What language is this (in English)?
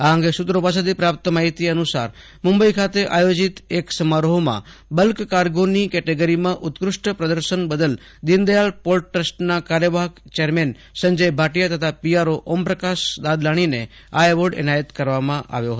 Gujarati